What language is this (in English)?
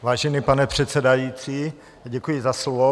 Czech